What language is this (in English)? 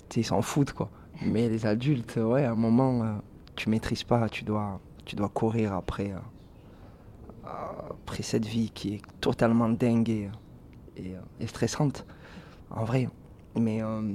French